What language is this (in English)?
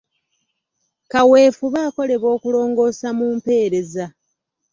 Ganda